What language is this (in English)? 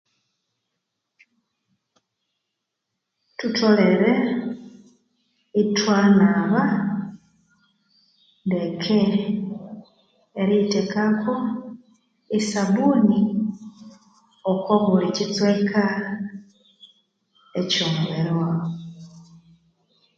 Konzo